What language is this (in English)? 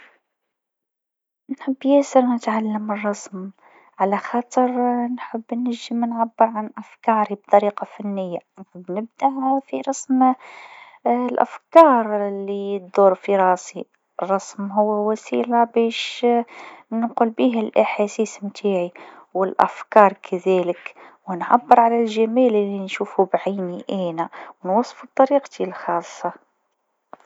Tunisian Arabic